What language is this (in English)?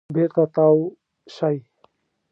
Pashto